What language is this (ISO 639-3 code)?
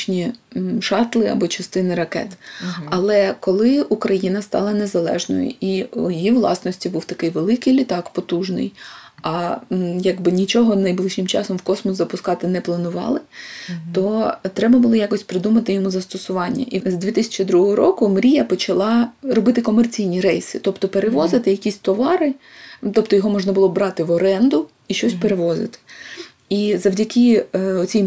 ukr